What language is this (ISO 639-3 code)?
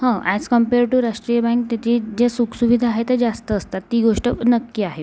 mar